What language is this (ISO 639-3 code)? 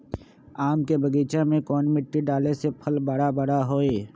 mag